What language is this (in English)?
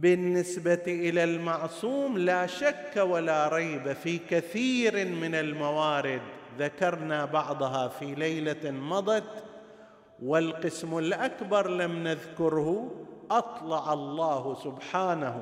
Arabic